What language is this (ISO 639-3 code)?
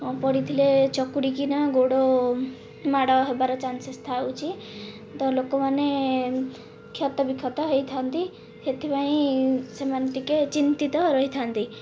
ori